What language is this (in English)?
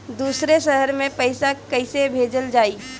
Bhojpuri